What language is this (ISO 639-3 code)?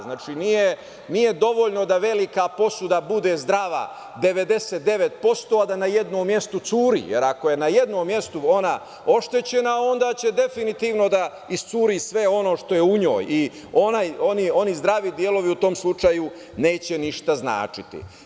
srp